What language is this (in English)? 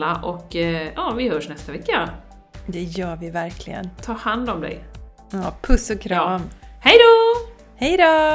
Swedish